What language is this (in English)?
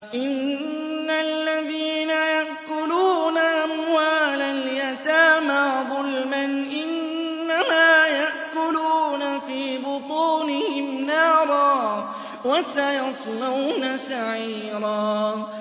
Arabic